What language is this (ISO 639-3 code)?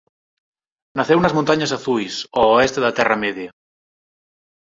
glg